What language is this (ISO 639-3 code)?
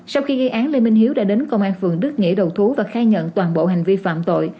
vie